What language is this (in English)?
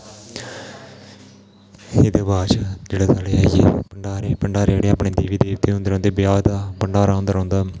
Dogri